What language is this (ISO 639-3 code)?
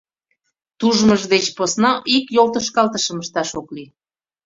chm